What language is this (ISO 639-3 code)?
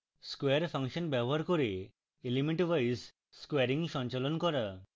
ben